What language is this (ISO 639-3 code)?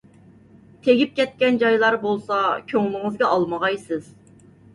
uig